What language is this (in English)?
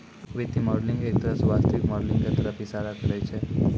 Maithili